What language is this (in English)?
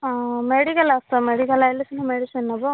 Odia